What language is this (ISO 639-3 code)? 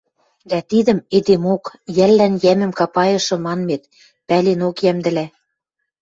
mrj